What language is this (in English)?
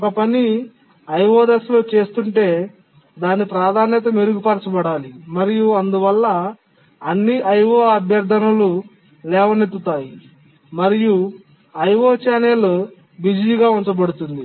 Telugu